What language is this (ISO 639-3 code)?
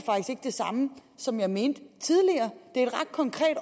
dan